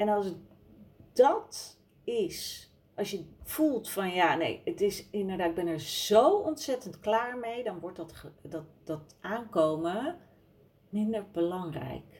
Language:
Dutch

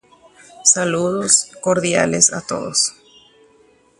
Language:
Guarani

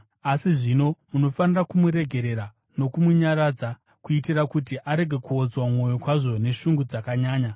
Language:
Shona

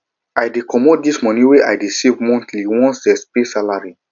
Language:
Nigerian Pidgin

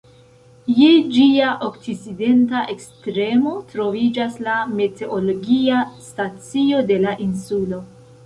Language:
Esperanto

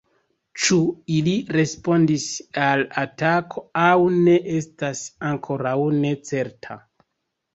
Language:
Esperanto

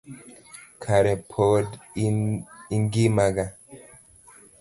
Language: Luo (Kenya and Tanzania)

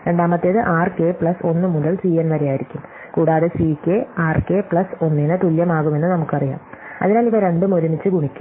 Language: Malayalam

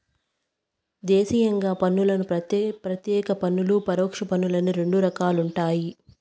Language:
Telugu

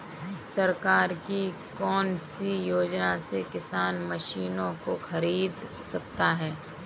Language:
Hindi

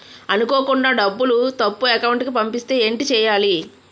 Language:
Telugu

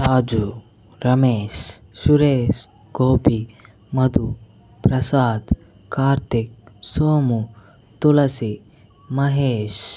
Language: Telugu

